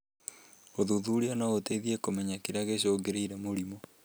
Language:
Kikuyu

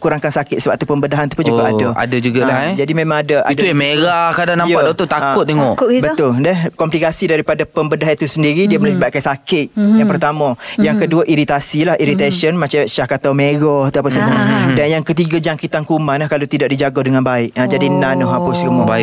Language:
Malay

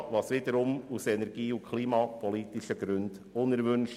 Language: Swiss German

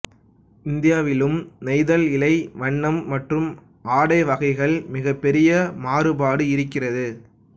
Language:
Tamil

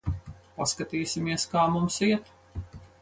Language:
Latvian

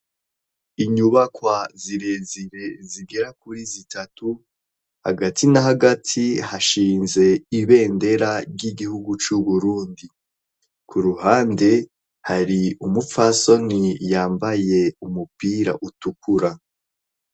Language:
Rundi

